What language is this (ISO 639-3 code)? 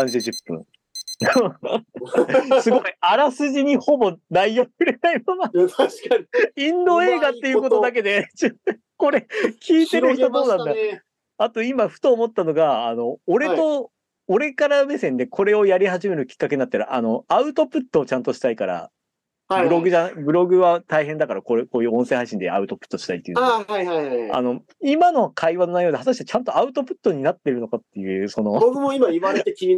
jpn